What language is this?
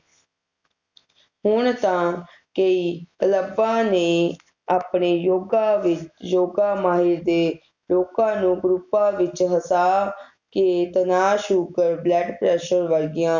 Punjabi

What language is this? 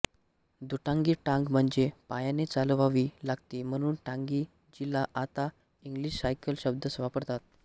Marathi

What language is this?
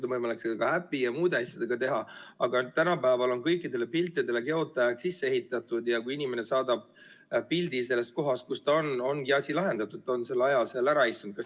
Estonian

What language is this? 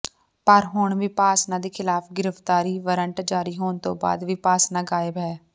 Punjabi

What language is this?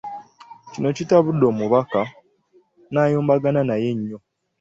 Ganda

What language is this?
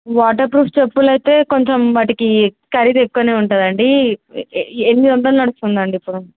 Telugu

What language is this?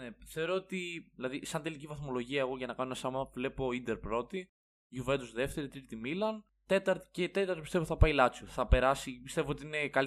Greek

